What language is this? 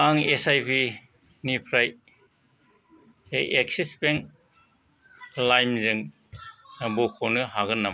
Bodo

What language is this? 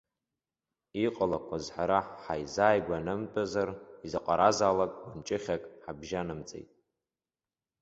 Abkhazian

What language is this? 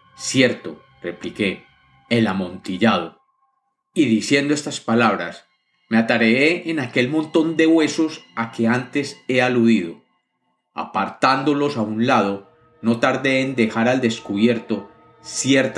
Spanish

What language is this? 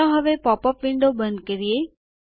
Gujarati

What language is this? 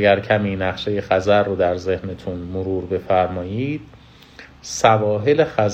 Persian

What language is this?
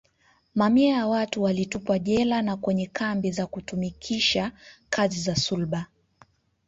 Swahili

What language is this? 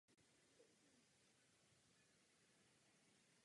Czech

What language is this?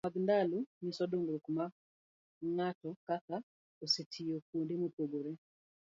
Luo (Kenya and Tanzania)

